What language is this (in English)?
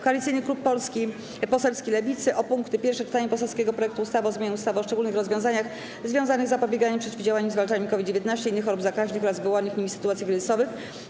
Polish